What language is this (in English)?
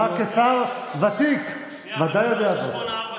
Hebrew